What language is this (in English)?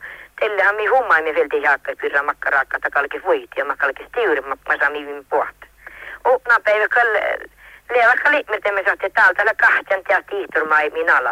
Finnish